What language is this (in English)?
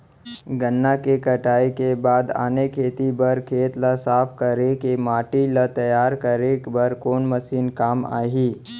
Chhattisgarhi